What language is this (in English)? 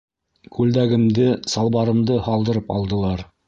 Bashkir